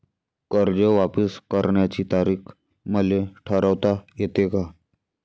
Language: Marathi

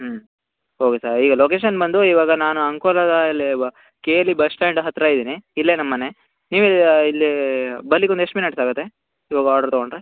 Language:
Kannada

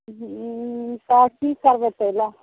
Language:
Maithili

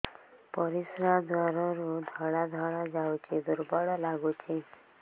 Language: Odia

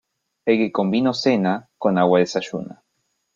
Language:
Spanish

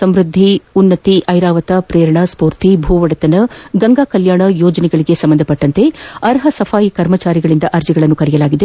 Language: Kannada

